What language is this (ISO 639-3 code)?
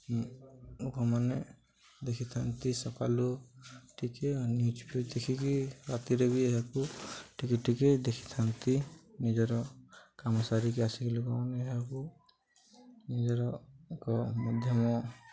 ori